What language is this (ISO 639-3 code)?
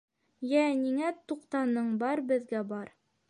bak